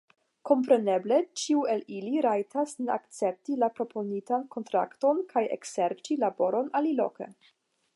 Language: Esperanto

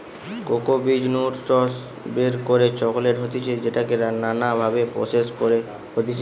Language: Bangla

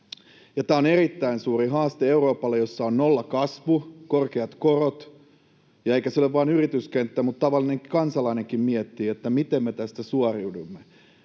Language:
Finnish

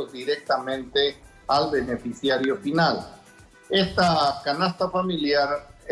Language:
Spanish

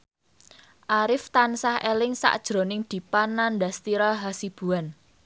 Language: Javanese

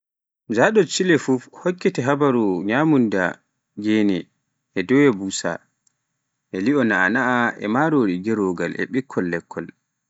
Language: Pular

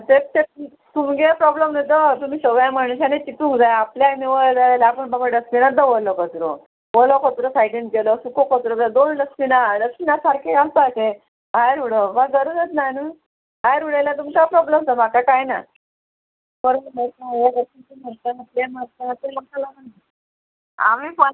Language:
Konkani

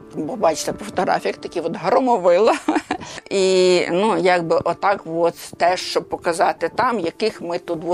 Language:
Ukrainian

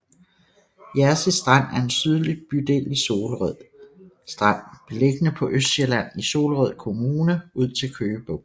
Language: Danish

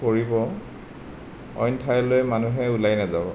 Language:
Assamese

